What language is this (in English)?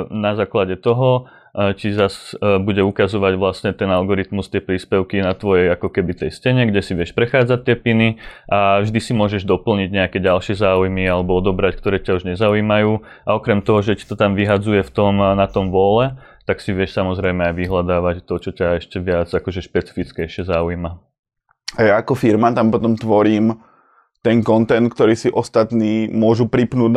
Slovak